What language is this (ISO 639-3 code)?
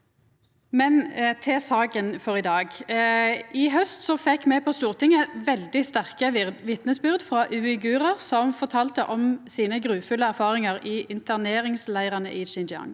nor